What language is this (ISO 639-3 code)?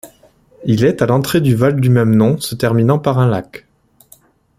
fra